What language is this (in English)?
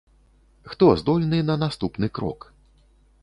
Belarusian